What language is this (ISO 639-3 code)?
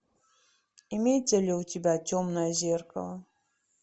rus